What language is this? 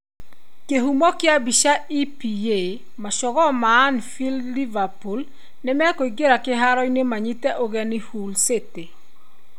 Kikuyu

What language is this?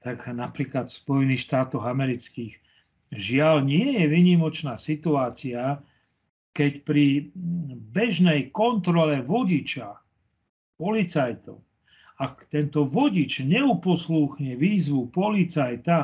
Slovak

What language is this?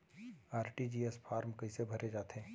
Chhattisgarhi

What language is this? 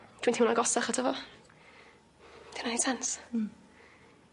Welsh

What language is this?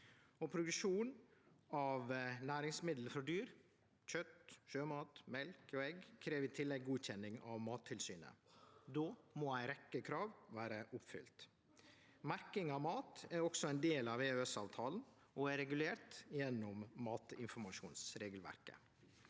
Norwegian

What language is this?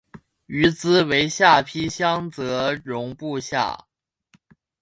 Chinese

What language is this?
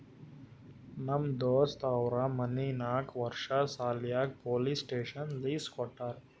Kannada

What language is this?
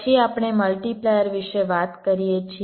Gujarati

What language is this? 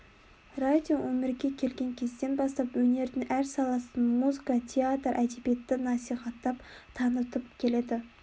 Kazakh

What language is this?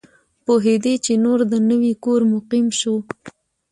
Pashto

